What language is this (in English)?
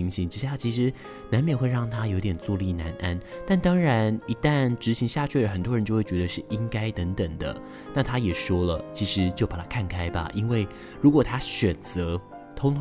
Chinese